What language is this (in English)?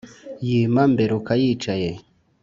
Kinyarwanda